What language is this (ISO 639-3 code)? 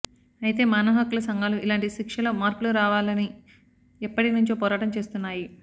tel